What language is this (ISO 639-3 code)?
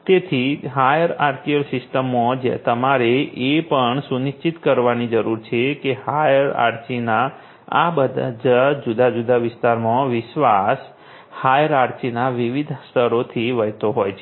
guj